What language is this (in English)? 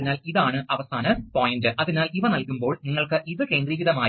Malayalam